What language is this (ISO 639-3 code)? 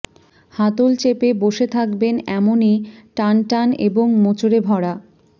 ben